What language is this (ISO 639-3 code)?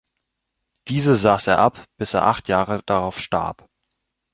deu